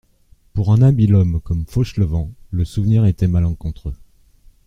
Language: French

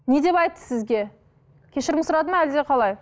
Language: Kazakh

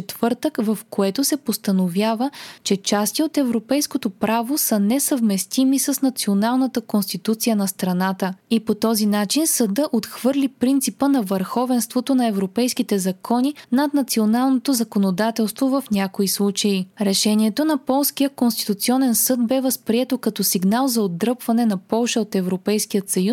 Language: Bulgarian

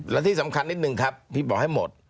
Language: Thai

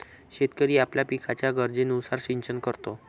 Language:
Marathi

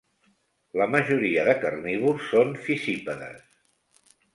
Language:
Catalan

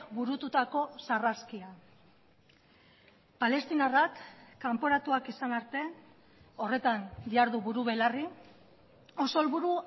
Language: Basque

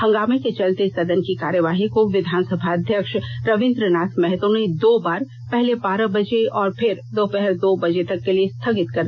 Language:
Hindi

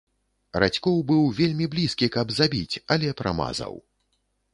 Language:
Belarusian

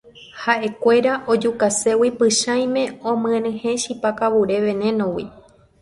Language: Guarani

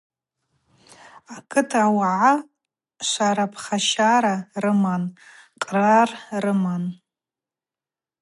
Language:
Abaza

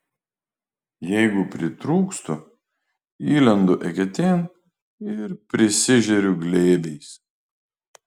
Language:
Lithuanian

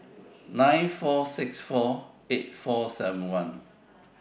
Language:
English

